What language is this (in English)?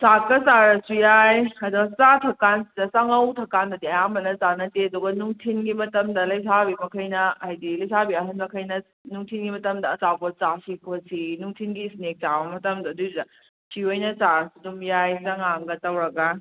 Manipuri